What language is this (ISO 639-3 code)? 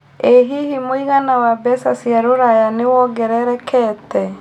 kik